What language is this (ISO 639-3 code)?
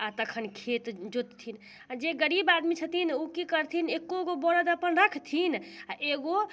mai